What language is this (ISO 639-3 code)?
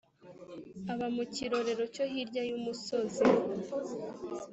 kin